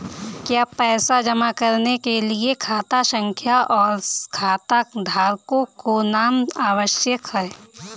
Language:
Hindi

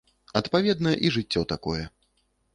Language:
Belarusian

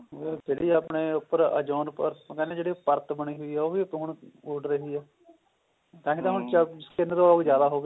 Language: Punjabi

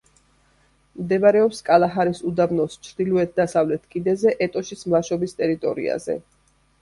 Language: Georgian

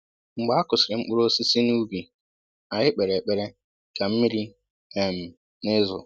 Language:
Igbo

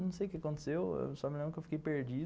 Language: Portuguese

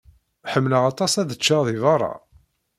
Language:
Kabyle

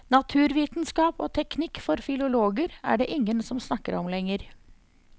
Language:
Norwegian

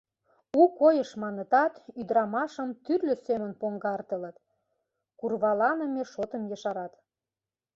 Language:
Mari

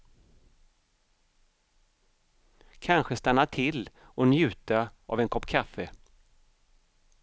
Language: Swedish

